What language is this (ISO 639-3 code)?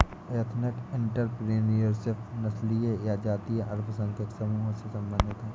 hin